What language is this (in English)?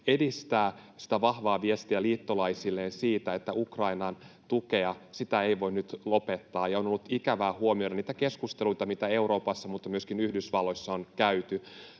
Finnish